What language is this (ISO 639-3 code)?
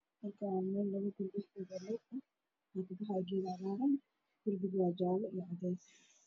som